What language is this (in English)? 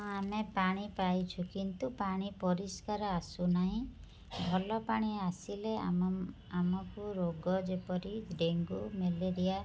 Odia